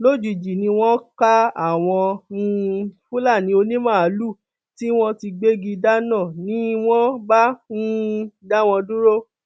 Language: Yoruba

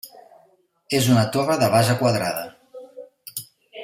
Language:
Catalan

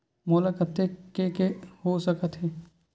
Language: Chhattisgarhi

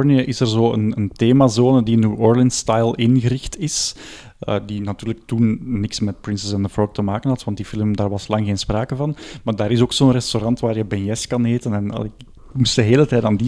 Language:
Dutch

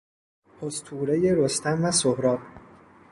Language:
Persian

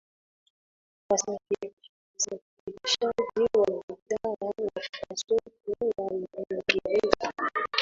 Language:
Swahili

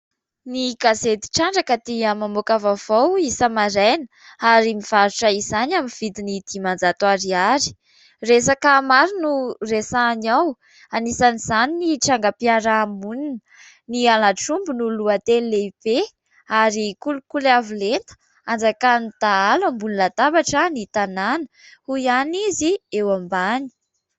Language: Malagasy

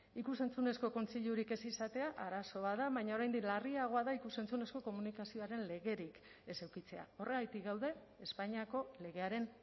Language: Basque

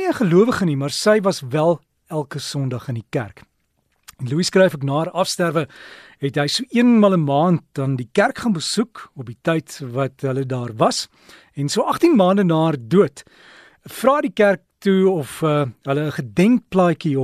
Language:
Dutch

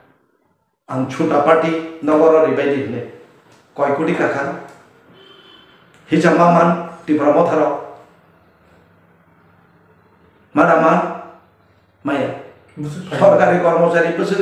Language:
Indonesian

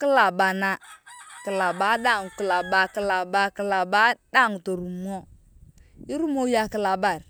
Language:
Turkana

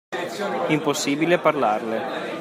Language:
Italian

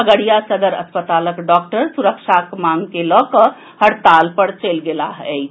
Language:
Maithili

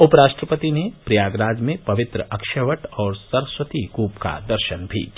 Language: Hindi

